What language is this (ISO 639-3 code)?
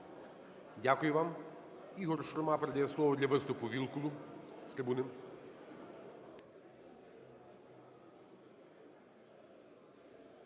ukr